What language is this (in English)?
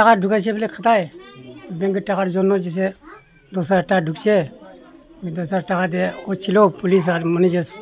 Bangla